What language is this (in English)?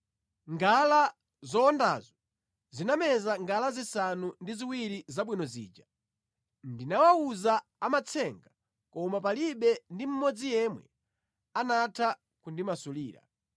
Nyanja